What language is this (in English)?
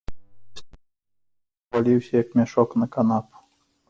Belarusian